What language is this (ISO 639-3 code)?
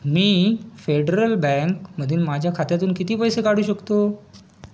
mar